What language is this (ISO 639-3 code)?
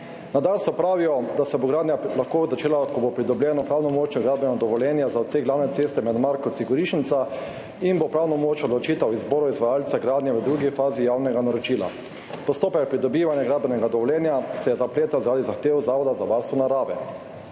slv